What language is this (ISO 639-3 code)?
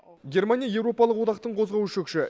kaz